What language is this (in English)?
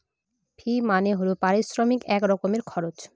Bangla